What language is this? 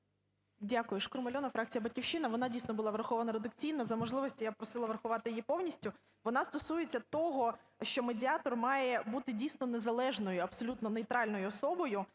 Ukrainian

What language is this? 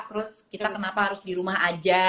Indonesian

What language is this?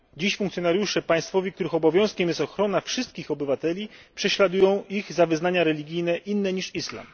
Polish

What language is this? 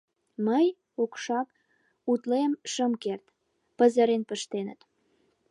Mari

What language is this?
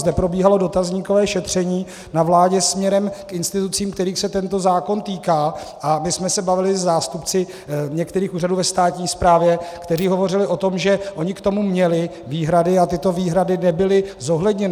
Czech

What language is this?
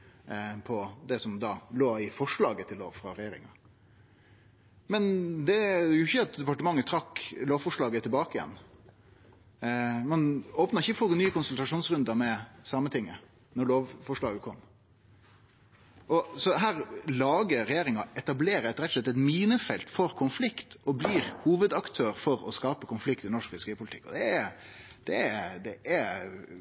Norwegian Nynorsk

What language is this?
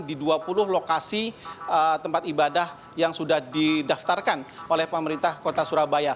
Indonesian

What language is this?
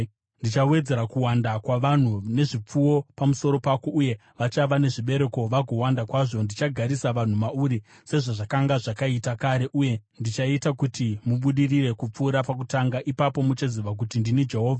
Shona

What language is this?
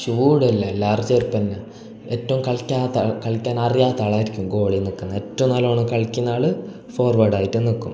Malayalam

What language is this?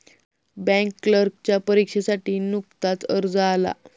Marathi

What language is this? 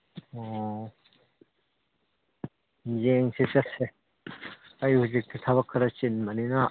Manipuri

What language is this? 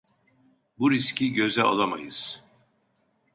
Turkish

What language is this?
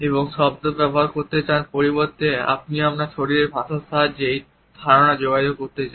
Bangla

